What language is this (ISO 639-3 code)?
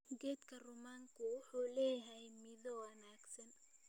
som